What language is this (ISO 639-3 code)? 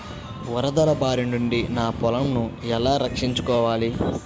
tel